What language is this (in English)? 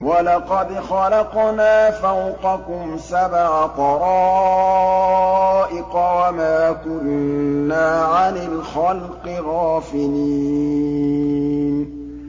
Arabic